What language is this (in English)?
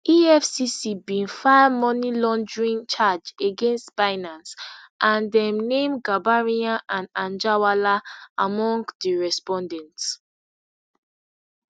Nigerian Pidgin